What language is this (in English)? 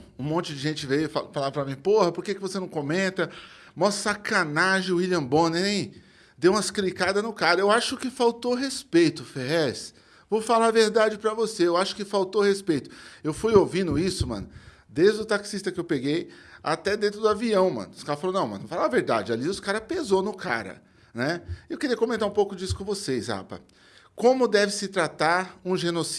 Portuguese